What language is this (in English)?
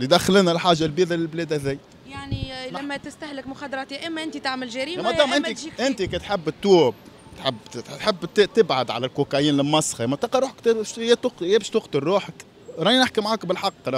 Arabic